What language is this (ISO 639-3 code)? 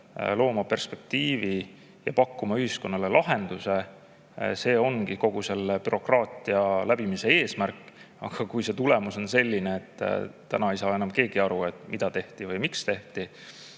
est